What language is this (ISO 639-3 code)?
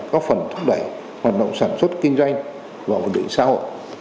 vie